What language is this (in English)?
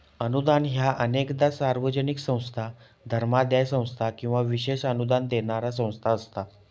Marathi